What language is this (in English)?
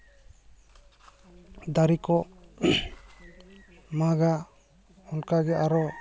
Santali